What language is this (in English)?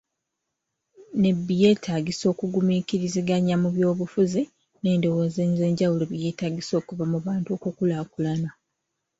Ganda